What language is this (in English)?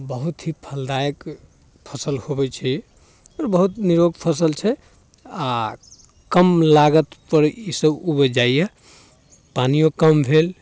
Maithili